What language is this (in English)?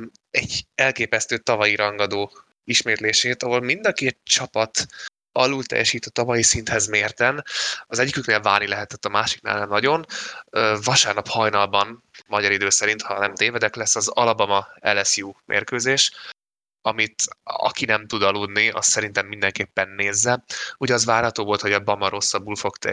Hungarian